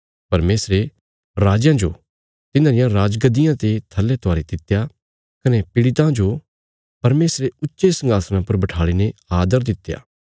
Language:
Bilaspuri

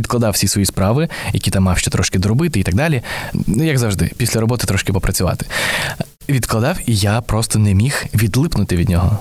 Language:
Ukrainian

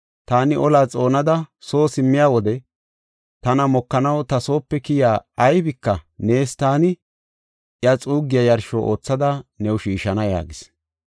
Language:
Gofa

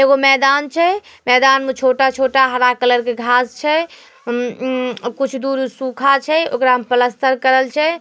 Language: Magahi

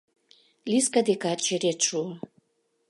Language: Mari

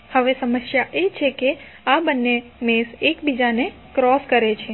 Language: Gujarati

